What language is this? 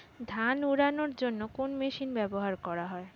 Bangla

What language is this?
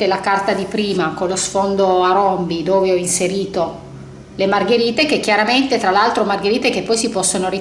Italian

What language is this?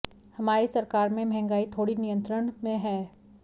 Hindi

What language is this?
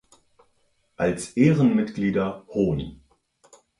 German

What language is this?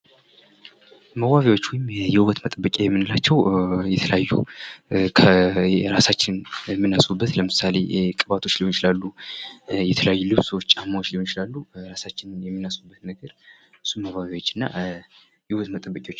Amharic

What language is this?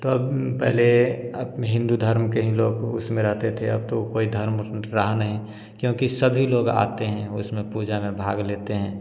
Hindi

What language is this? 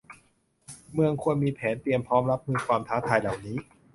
Thai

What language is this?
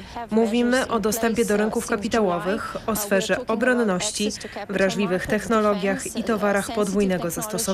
Polish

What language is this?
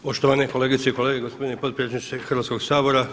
Croatian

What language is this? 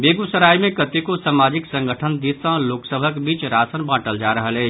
Maithili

